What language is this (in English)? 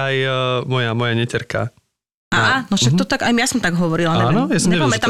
Slovak